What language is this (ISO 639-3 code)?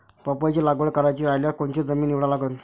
mar